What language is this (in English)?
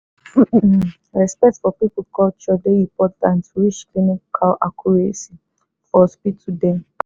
Nigerian Pidgin